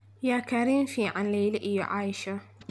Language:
Somali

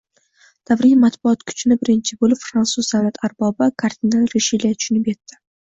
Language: Uzbek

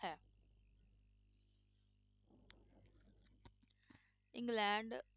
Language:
Punjabi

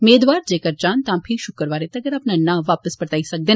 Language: Dogri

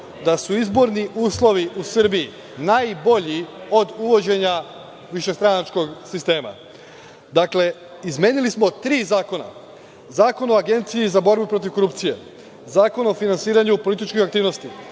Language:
Serbian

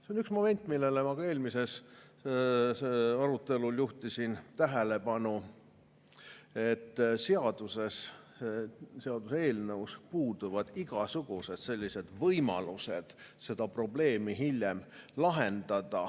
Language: Estonian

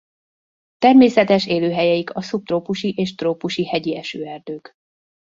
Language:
Hungarian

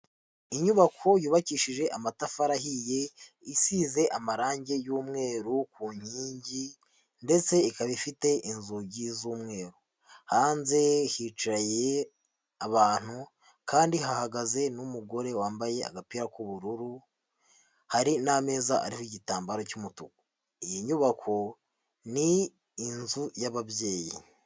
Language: Kinyarwanda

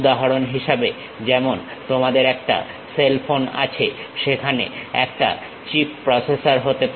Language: Bangla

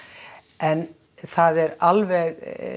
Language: Icelandic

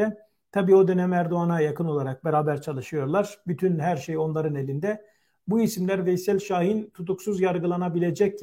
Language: Turkish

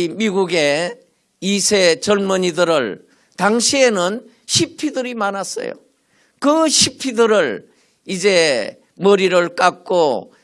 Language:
Korean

